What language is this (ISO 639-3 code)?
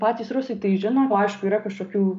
lit